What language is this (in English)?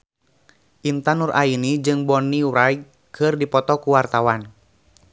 Sundanese